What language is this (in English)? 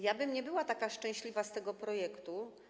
Polish